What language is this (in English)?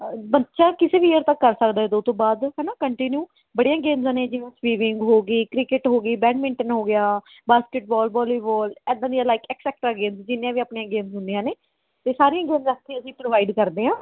Punjabi